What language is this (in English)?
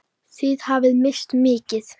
Icelandic